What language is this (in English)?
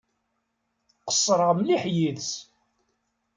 Kabyle